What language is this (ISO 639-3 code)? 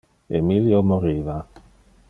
ina